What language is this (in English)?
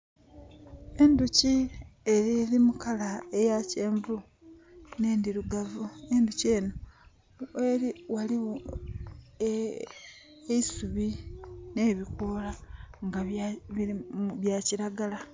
Soga